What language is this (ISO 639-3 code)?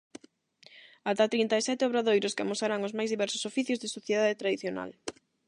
glg